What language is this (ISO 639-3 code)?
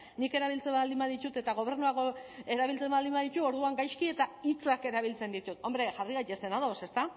eus